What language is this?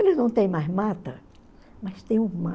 Portuguese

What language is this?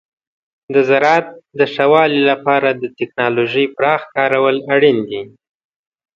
Pashto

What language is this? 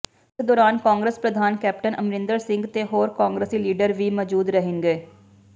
Punjabi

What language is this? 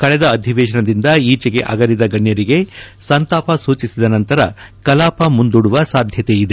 Kannada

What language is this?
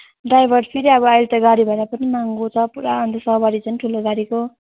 Nepali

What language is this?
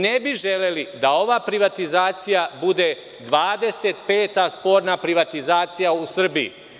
Serbian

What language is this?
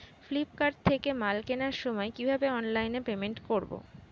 Bangla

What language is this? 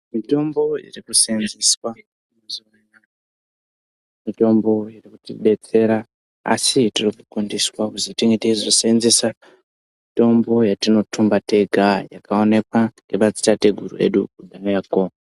Ndau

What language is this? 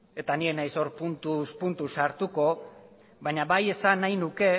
Basque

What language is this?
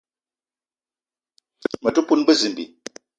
Eton (Cameroon)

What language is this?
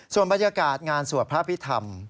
Thai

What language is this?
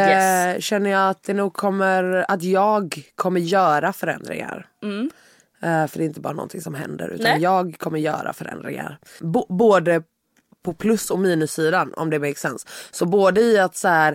Swedish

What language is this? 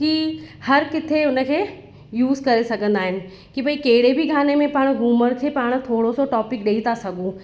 Sindhi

